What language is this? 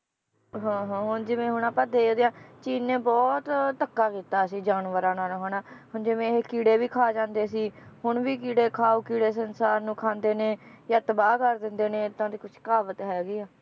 Punjabi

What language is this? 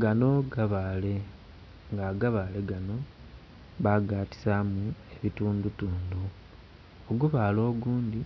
Soga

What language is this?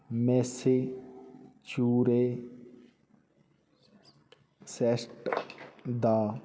Punjabi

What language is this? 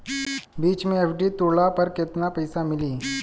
Bhojpuri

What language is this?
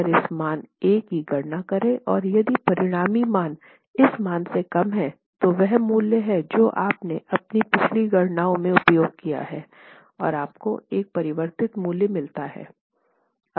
Hindi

